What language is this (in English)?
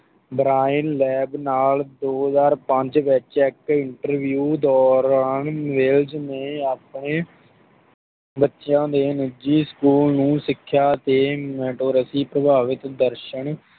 Punjabi